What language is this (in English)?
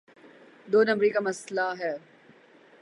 Urdu